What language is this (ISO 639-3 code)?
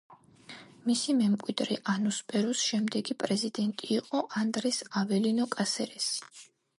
kat